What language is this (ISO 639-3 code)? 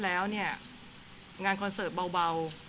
tha